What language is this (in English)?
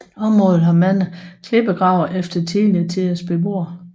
Danish